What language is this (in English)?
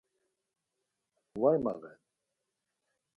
Laz